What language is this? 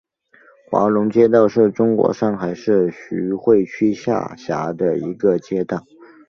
Chinese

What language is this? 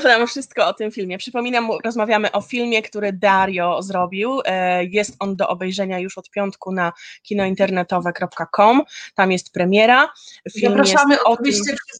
Polish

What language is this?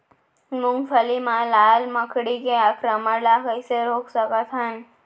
Chhattisgarhi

